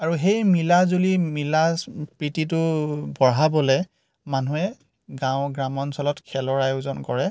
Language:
Assamese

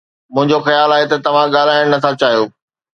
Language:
Sindhi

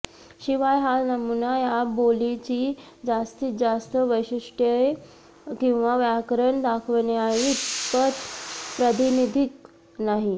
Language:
Marathi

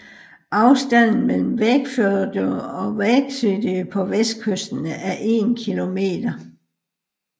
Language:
Danish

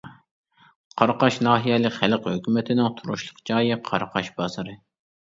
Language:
Uyghur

